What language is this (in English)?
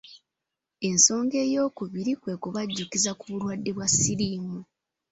Ganda